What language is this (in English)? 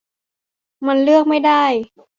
Thai